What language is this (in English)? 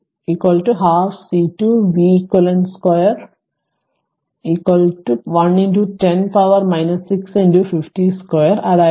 Malayalam